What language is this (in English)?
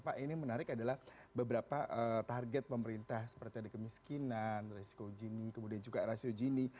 Indonesian